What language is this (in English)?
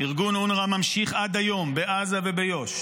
Hebrew